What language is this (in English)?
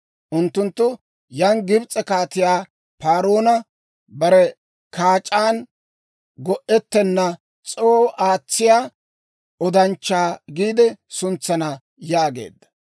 Dawro